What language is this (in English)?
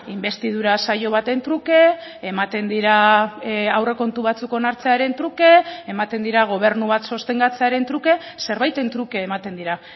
Basque